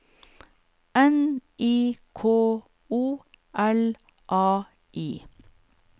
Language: Norwegian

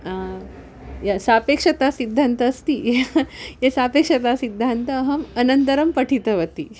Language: Sanskrit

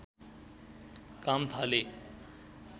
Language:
Nepali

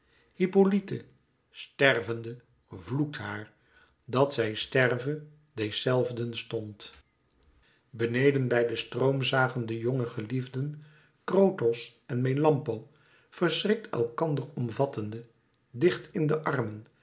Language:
Dutch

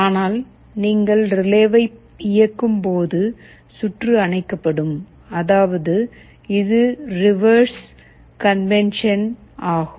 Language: Tamil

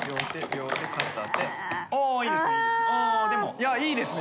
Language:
Japanese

